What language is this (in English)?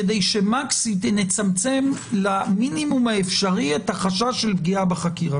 Hebrew